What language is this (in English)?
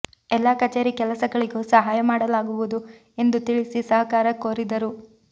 Kannada